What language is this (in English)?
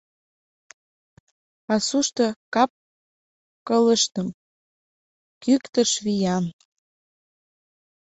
Mari